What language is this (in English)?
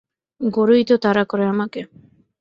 Bangla